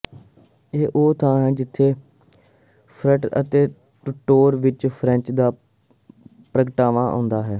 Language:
Punjabi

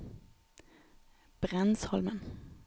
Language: Norwegian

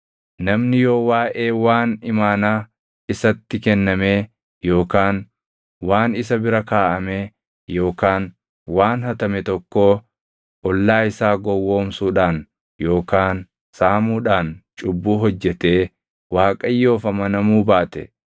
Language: Oromo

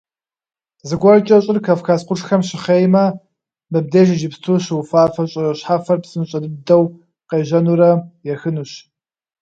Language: Kabardian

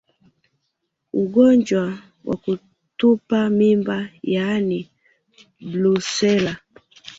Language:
Swahili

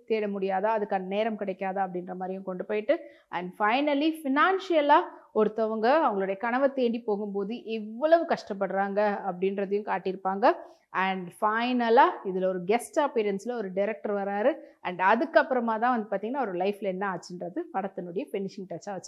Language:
Tamil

